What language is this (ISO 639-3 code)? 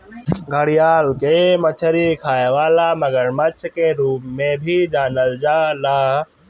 bho